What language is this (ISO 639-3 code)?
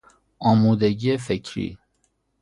fas